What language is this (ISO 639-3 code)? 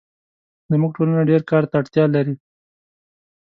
pus